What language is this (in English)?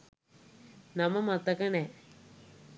Sinhala